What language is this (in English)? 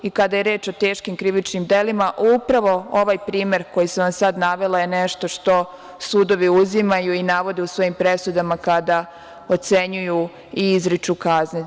Serbian